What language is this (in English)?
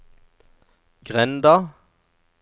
Norwegian